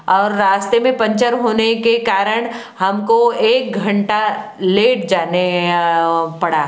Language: Hindi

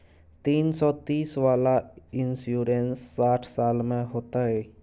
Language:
Maithili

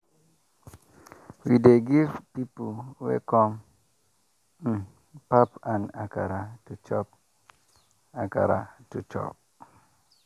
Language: Nigerian Pidgin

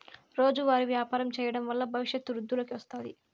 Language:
Telugu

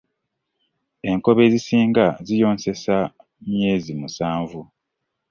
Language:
Ganda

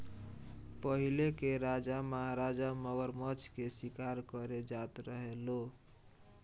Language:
Bhojpuri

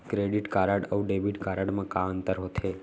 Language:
Chhattisgarhi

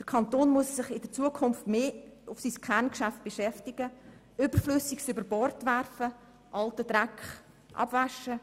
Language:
Swiss German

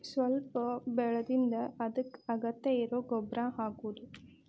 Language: Kannada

